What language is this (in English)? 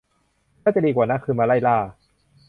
Thai